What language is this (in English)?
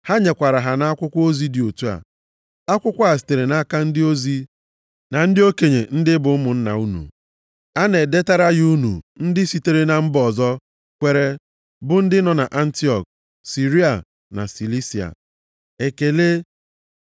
Igbo